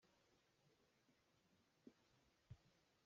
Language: Hakha Chin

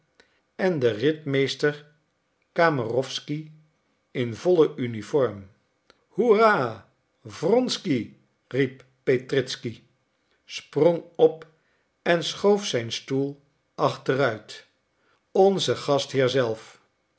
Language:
Dutch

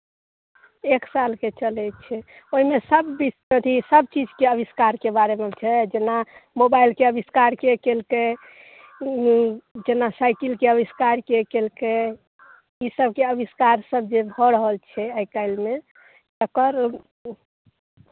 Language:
Maithili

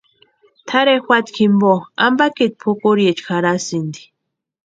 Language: Western Highland Purepecha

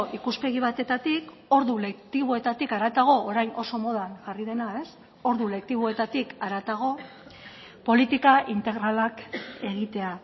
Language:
Basque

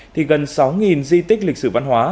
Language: Vietnamese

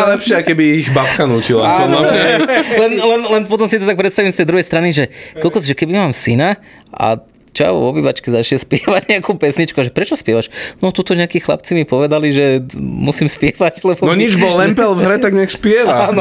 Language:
Slovak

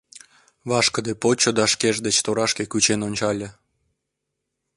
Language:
Mari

